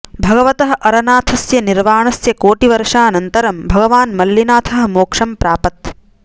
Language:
Sanskrit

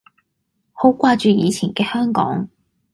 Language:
Cantonese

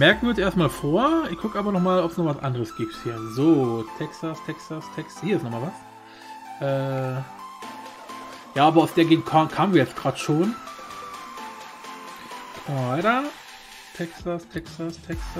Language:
German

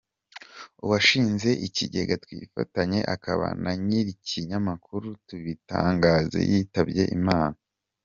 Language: Kinyarwanda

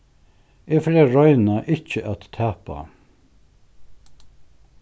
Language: Faroese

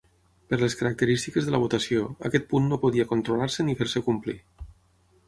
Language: Catalan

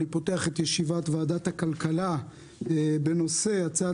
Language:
Hebrew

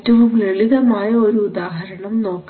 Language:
Malayalam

